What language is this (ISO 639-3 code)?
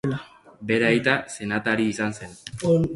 eus